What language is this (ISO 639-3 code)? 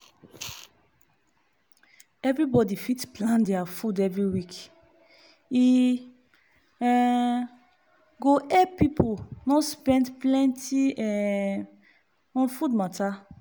pcm